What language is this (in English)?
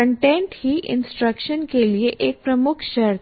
Hindi